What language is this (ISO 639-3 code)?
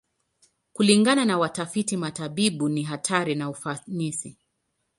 swa